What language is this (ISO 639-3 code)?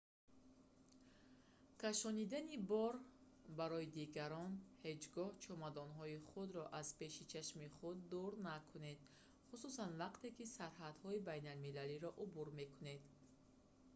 tgk